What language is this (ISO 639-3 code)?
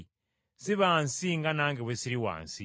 lug